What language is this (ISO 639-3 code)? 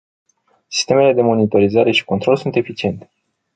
ron